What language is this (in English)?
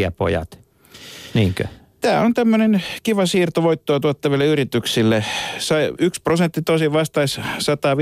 Finnish